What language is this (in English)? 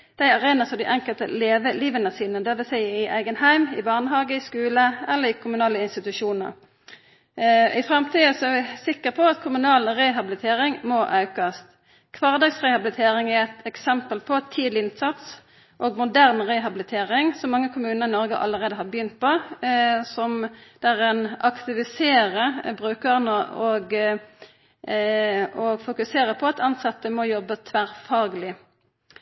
Norwegian Nynorsk